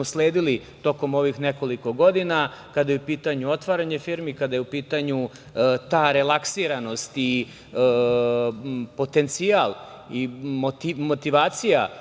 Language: Serbian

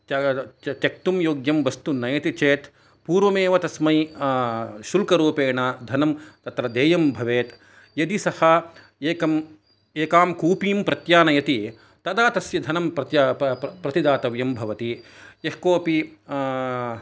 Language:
Sanskrit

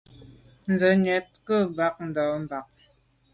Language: Medumba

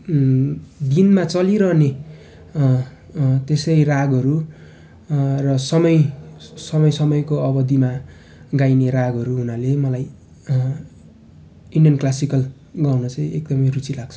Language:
Nepali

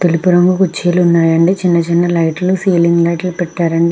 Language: Telugu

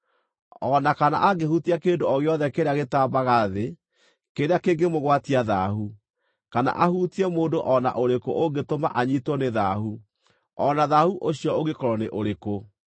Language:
Kikuyu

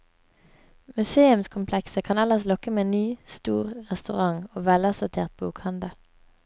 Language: Norwegian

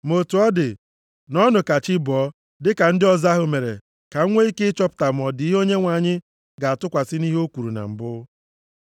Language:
Igbo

